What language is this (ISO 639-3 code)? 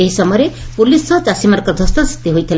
ori